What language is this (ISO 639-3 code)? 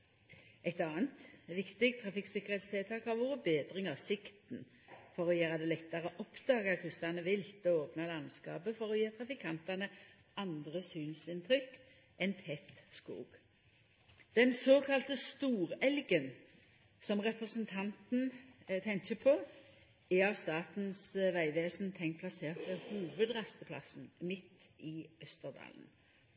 nno